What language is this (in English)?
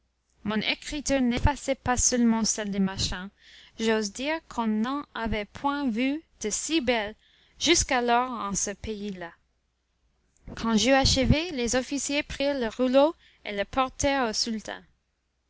French